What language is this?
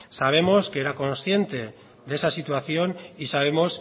Spanish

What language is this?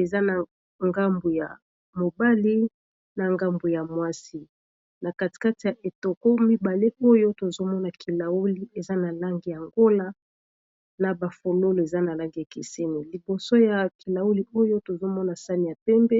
Lingala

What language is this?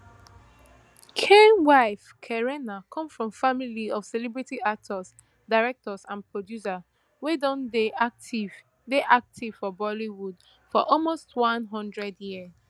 Nigerian Pidgin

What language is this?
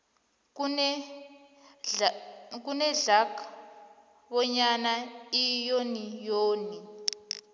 South Ndebele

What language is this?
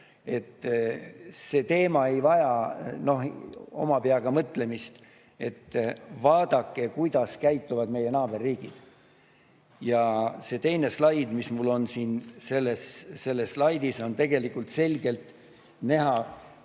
Estonian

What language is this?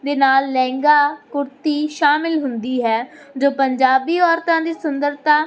Punjabi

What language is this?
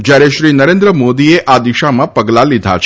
Gujarati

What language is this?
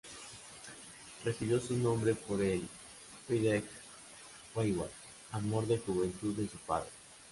Spanish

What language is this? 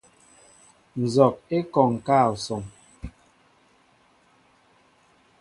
Mbo (Cameroon)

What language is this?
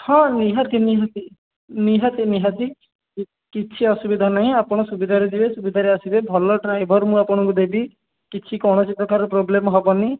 Odia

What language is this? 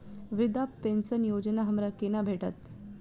Maithili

